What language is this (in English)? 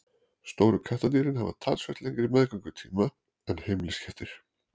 Icelandic